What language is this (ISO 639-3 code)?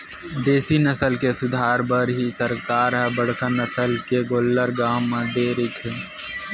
hne